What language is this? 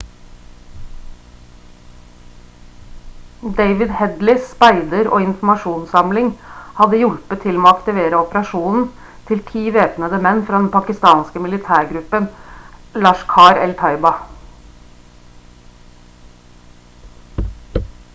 Norwegian Bokmål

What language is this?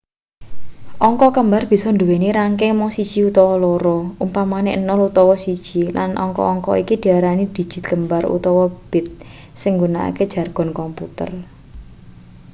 Javanese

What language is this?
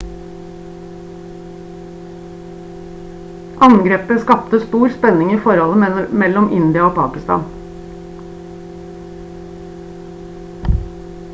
Norwegian Bokmål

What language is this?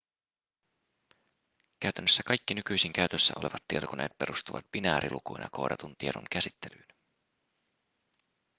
Finnish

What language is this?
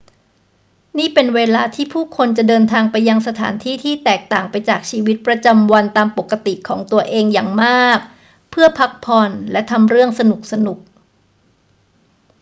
Thai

